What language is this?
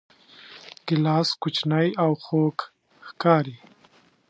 Pashto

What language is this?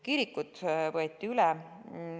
Estonian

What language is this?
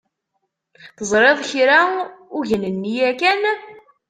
Kabyle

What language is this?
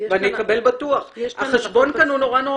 Hebrew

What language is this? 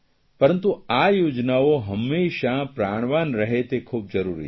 Gujarati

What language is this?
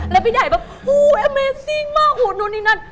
Thai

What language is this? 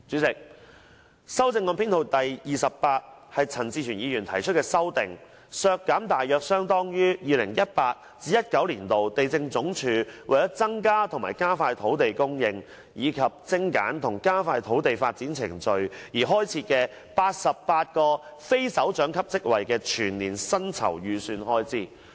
Cantonese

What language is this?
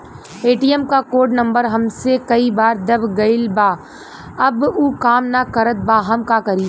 Bhojpuri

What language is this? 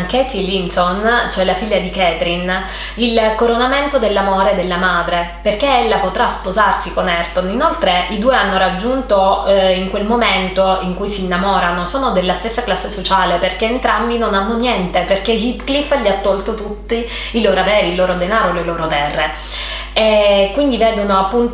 Italian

